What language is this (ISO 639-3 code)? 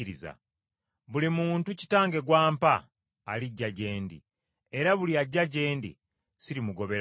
lug